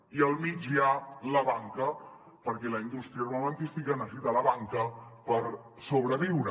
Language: Catalan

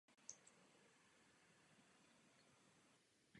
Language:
Czech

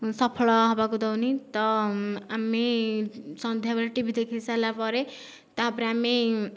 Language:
Odia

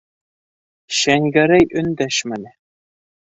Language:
Bashkir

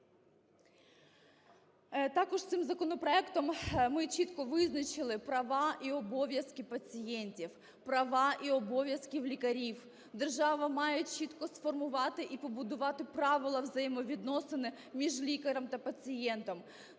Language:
Ukrainian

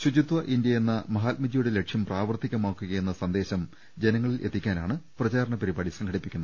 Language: Malayalam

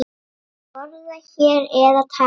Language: Icelandic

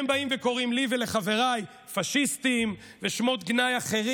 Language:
Hebrew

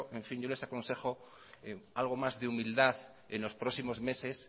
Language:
Spanish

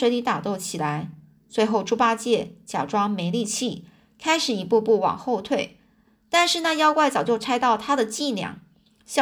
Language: Chinese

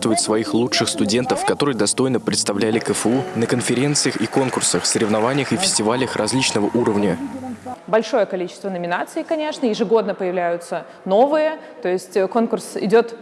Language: Russian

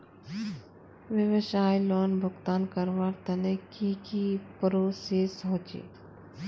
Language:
Magahi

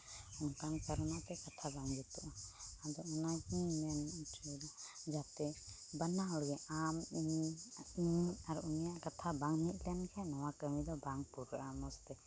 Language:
Santali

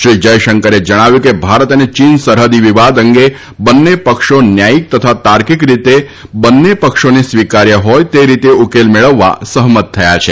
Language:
Gujarati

